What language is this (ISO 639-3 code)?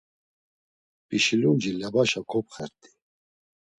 lzz